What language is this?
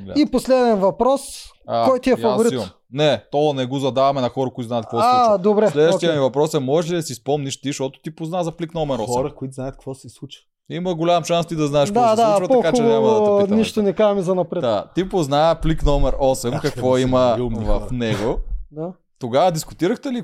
Bulgarian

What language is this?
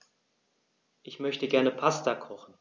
German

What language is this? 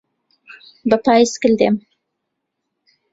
Central Kurdish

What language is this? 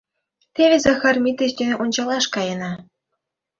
Mari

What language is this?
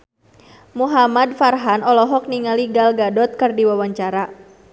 Sundanese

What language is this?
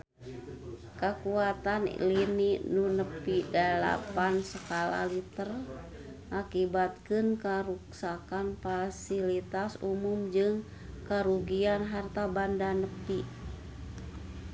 Sundanese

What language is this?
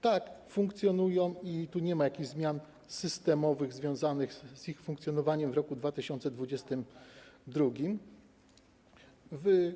Polish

